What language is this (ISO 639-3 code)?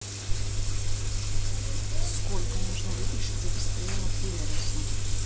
rus